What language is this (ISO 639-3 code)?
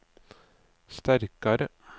nor